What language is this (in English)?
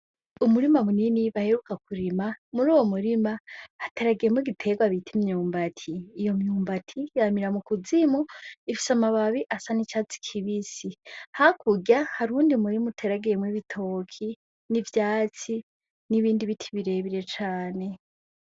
Rundi